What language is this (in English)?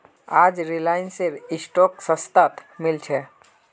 Magahi